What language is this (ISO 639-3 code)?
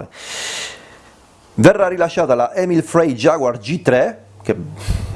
ita